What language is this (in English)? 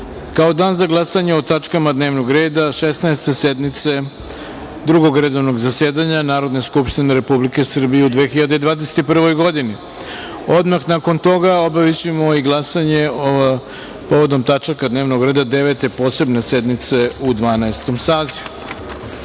Serbian